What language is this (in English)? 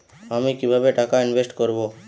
Bangla